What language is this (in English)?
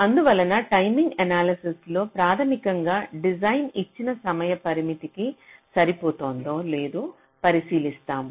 Telugu